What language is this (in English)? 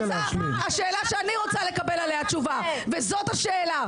Hebrew